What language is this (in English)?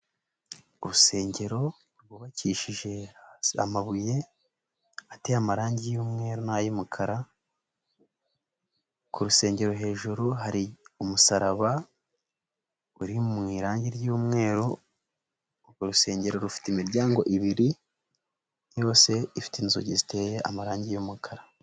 Kinyarwanda